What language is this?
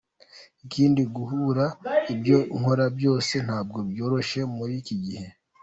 Kinyarwanda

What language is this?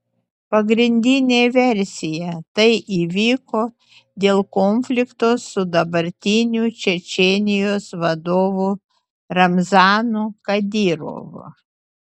Lithuanian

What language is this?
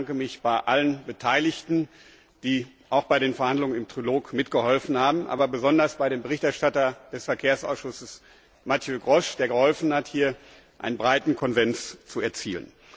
German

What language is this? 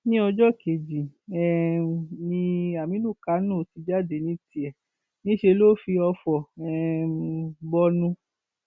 Yoruba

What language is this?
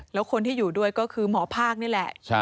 Thai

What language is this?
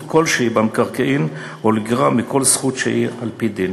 Hebrew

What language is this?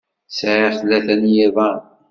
Kabyle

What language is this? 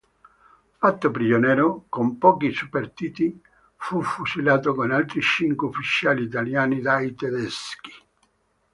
Italian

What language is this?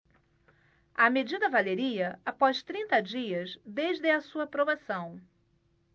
Portuguese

